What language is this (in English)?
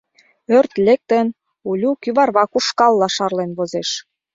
Mari